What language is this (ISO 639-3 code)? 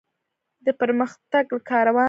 pus